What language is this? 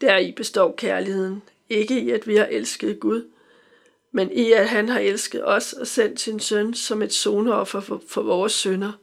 Danish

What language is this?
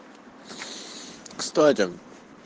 Russian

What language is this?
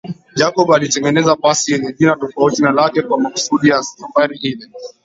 Swahili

